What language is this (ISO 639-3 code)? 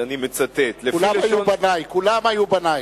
heb